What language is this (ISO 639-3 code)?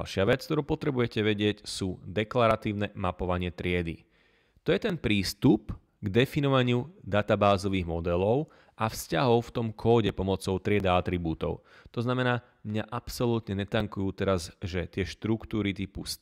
slk